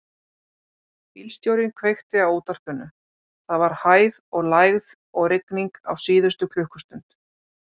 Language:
Icelandic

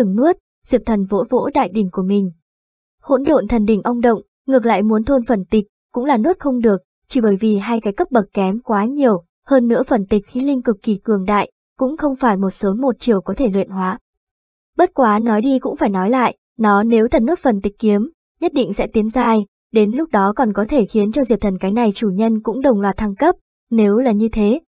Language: Vietnamese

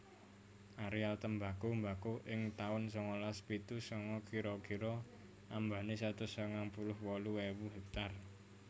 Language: Javanese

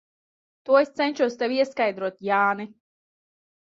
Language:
Latvian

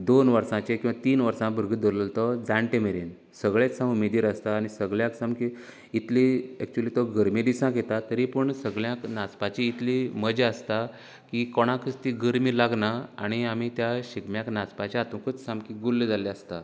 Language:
Konkani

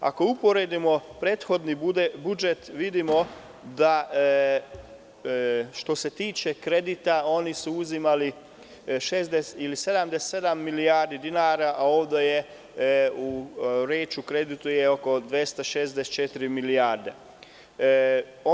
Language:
Serbian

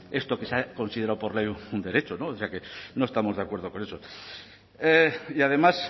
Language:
Spanish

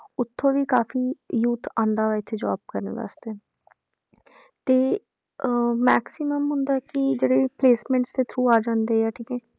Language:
Punjabi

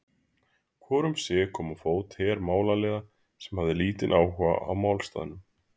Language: Icelandic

